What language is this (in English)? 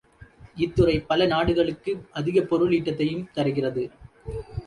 Tamil